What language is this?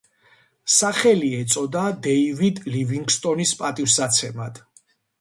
Georgian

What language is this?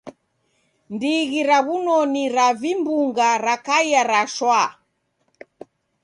Taita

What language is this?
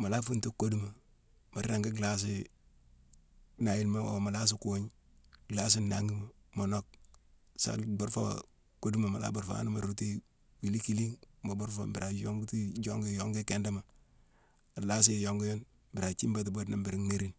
Mansoanka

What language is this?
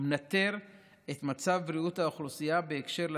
Hebrew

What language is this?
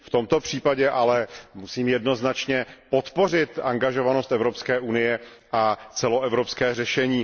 Czech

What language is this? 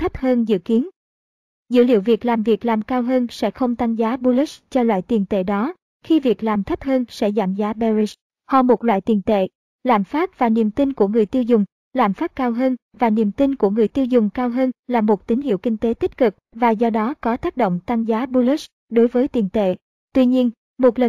Vietnamese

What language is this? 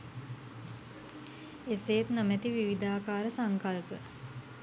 Sinhala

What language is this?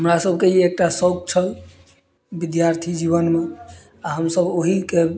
Maithili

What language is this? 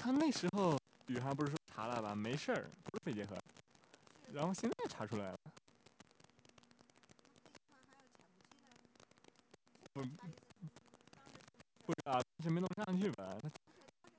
Chinese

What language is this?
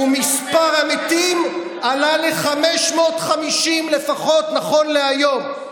Hebrew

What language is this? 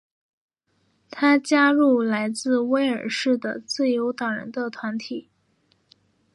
Chinese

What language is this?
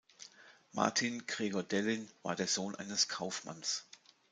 German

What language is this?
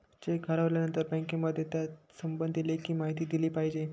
Marathi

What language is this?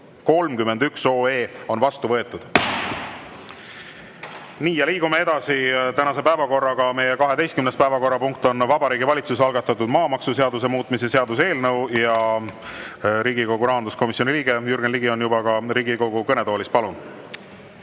Estonian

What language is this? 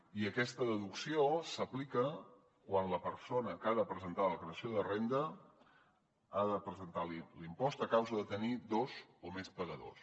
Catalan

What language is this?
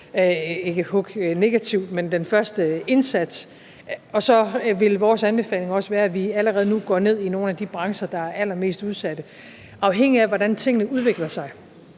Danish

